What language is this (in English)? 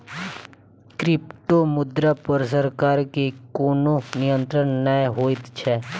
Maithili